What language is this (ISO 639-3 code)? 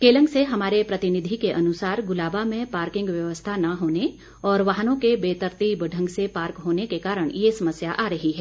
hin